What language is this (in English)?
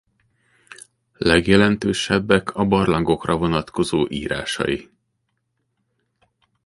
Hungarian